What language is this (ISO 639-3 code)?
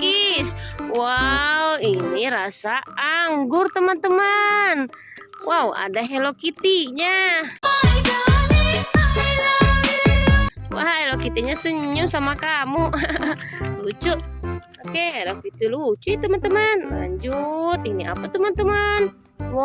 ind